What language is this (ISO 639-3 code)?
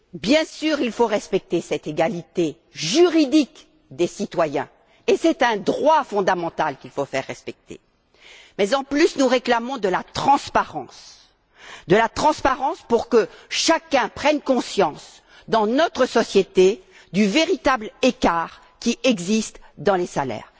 fra